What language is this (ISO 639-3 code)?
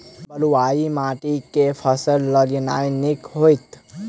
mai